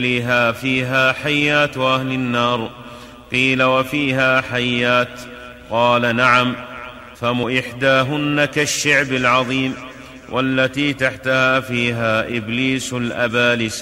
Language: Arabic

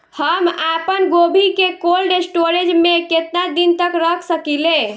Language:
Bhojpuri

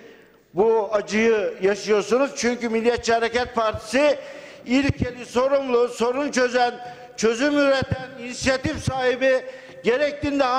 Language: Turkish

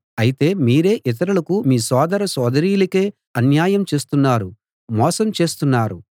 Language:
Telugu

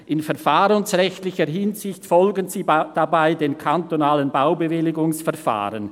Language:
Swiss German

